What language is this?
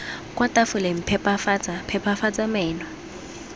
Tswana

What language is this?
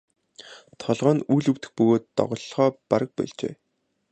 Mongolian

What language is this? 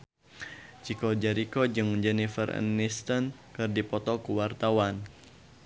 Sundanese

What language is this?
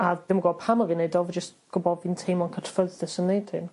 Welsh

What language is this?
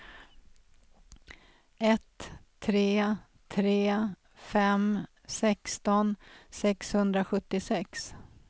Swedish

